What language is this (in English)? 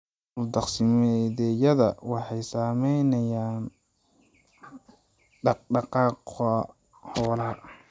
Somali